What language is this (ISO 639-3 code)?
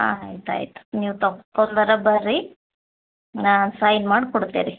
kan